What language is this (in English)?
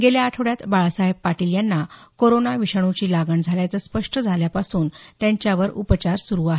Marathi